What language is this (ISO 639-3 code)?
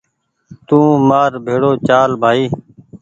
gig